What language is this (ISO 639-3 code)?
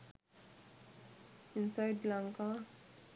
sin